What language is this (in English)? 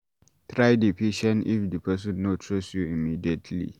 Nigerian Pidgin